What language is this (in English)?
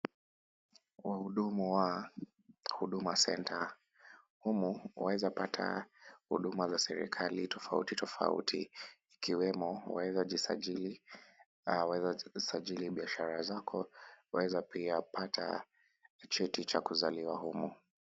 Swahili